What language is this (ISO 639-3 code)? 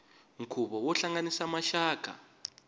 tso